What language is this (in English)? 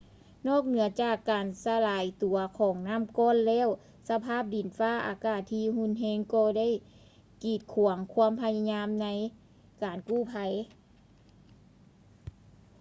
Lao